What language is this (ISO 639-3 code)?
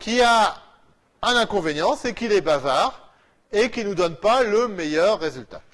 fra